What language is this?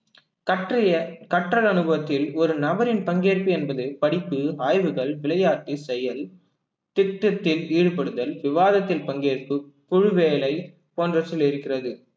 Tamil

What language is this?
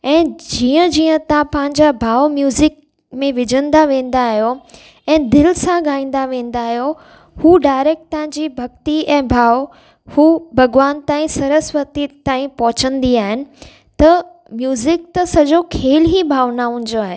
Sindhi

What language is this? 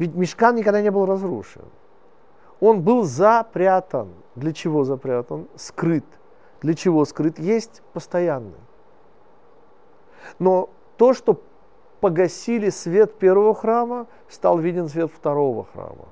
Russian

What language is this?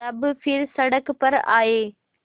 Hindi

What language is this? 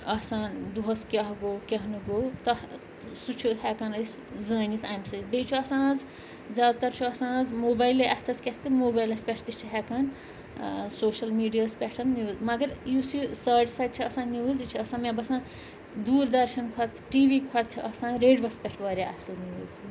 Kashmiri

